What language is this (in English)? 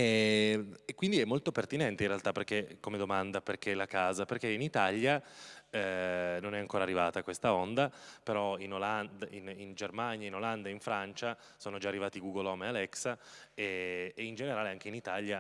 Italian